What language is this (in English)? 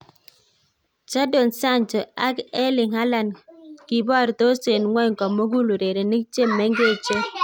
Kalenjin